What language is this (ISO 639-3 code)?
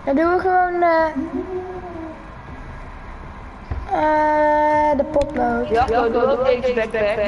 nld